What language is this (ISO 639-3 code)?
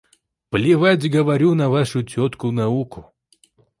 rus